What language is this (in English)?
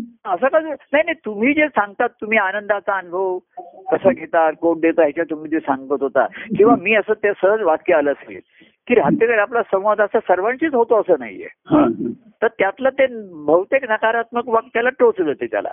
Marathi